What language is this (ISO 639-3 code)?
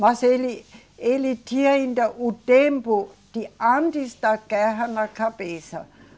por